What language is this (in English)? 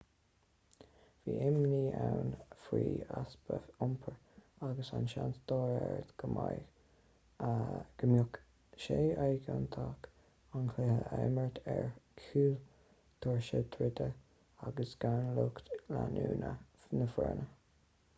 Irish